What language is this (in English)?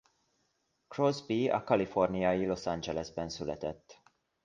Hungarian